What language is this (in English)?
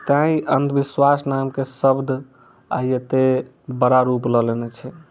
Maithili